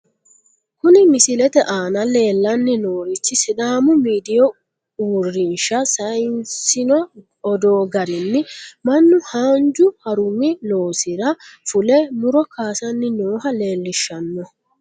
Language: Sidamo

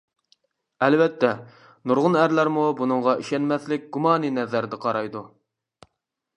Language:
Uyghur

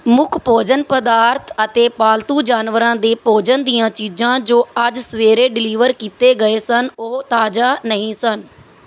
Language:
Punjabi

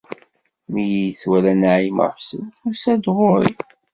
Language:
Kabyle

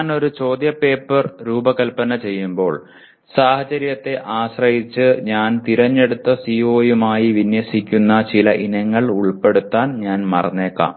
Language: Malayalam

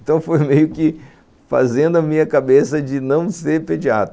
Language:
Portuguese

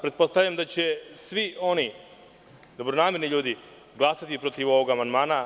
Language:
Serbian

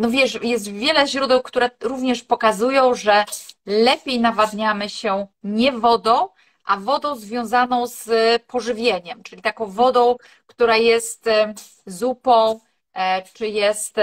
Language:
Polish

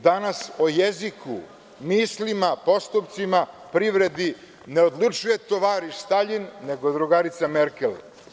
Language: Serbian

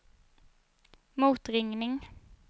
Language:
Swedish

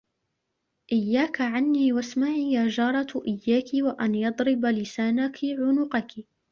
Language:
Arabic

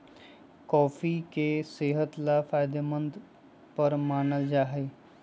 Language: Magahi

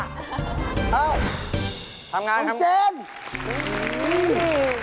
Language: Thai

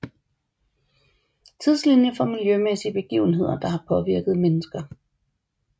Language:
Danish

